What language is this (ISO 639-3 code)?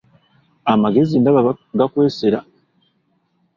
lug